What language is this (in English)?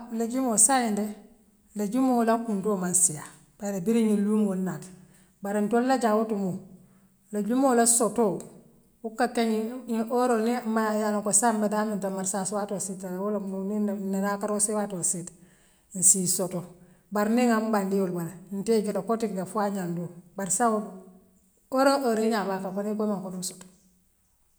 Western Maninkakan